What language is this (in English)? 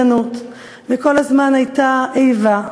Hebrew